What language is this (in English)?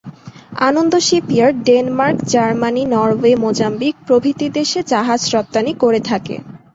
Bangla